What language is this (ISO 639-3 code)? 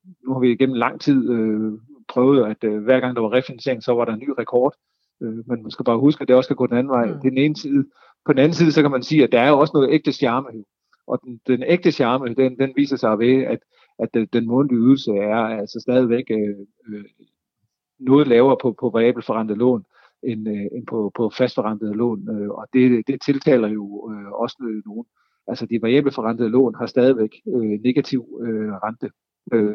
dan